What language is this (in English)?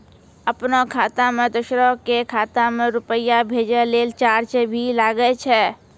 Maithili